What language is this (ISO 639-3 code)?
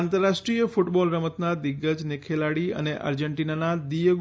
guj